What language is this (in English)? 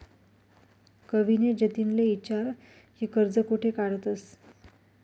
Marathi